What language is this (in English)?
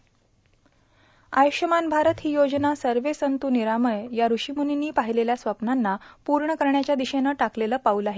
Marathi